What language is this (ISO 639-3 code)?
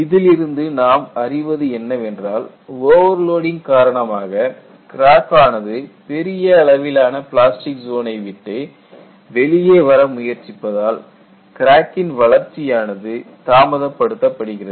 tam